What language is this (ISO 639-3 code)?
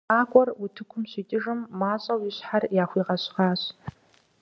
kbd